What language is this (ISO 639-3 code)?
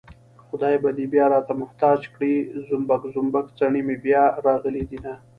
pus